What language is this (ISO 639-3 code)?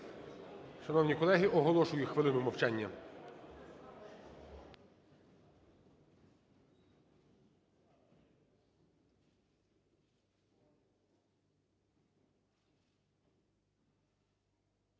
ukr